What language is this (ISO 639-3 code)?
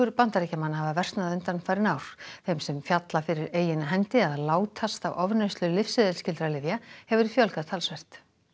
isl